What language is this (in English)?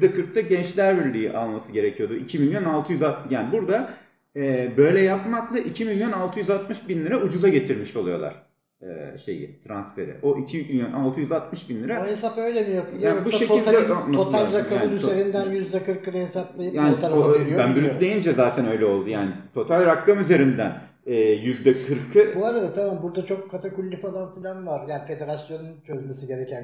Turkish